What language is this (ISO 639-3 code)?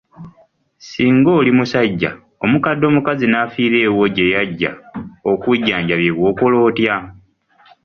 lug